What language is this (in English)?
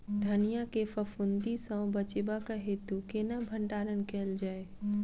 Maithili